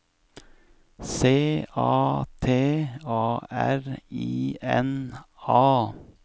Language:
Norwegian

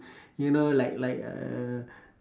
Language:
English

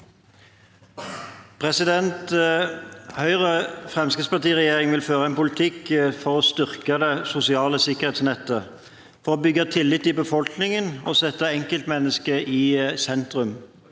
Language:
Norwegian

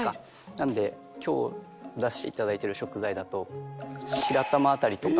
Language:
Japanese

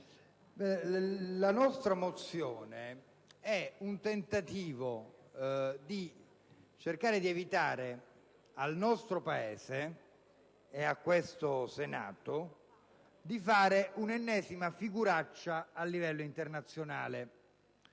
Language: Italian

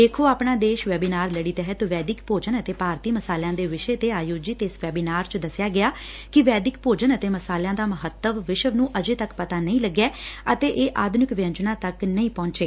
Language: Punjabi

